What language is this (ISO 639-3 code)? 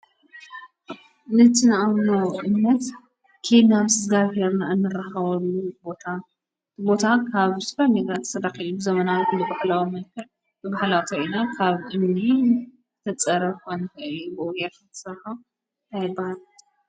tir